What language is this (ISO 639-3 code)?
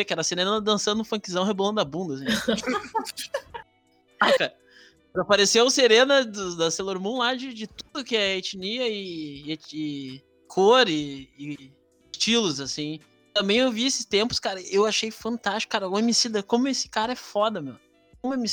por